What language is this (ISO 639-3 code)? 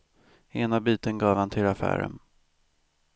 swe